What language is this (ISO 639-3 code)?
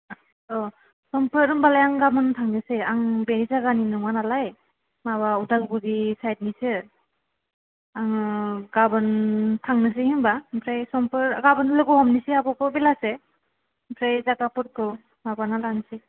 brx